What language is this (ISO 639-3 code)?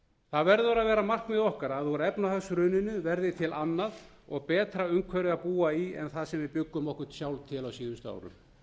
isl